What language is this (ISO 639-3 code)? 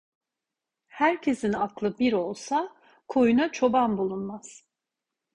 tur